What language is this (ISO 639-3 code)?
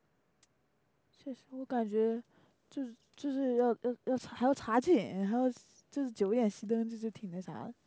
zho